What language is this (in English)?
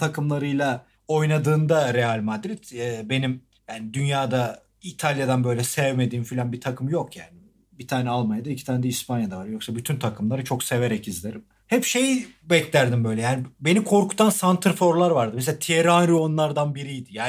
Turkish